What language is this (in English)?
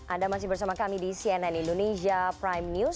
Indonesian